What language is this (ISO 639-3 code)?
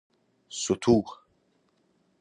fas